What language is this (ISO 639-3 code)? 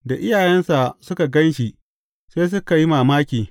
hau